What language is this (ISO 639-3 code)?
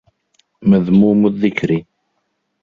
ara